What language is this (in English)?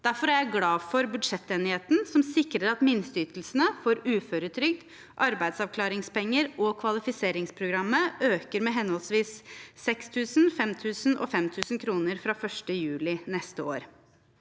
Norwegian